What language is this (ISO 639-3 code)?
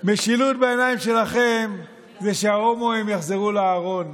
heb